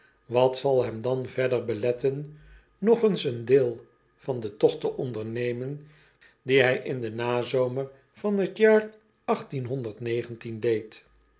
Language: Dutch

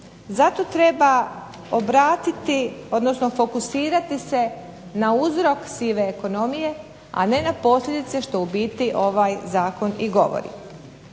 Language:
Croatian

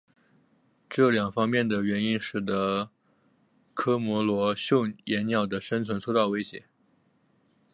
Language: Chinese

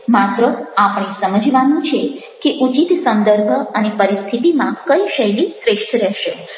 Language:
Gujarati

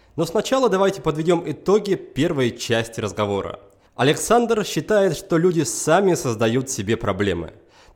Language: Russian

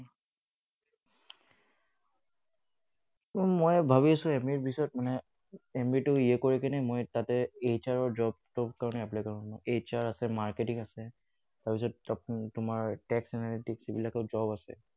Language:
Assamese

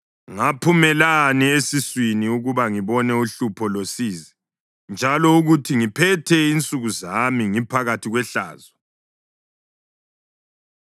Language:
North Ndebele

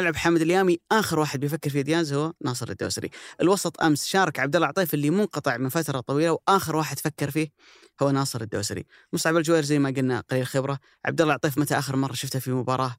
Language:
Arabic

